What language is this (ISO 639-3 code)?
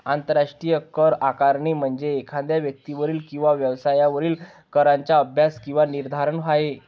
mar